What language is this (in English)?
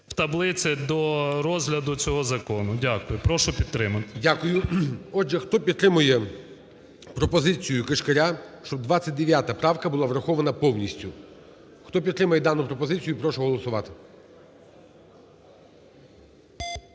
Ukrainian